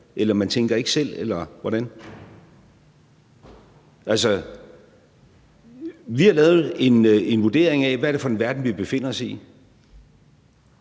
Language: Danish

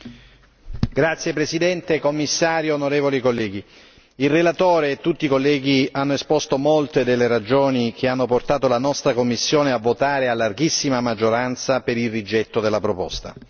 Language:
Italian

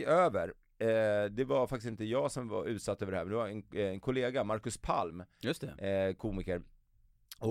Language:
Swedish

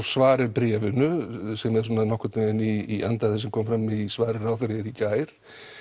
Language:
Icelandic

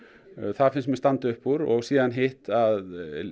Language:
Icelandic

